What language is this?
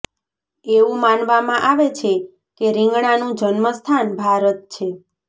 Gujarati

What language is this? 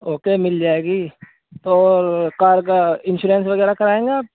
Urdu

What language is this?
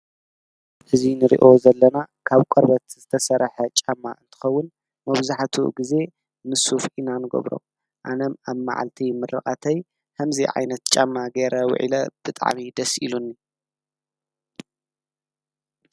Tigrinya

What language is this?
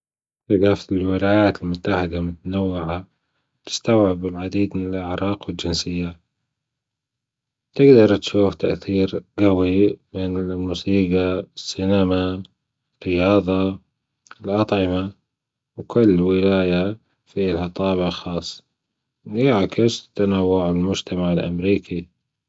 Gulf Arabic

